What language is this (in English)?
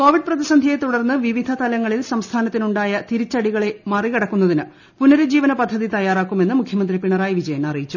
Malayalam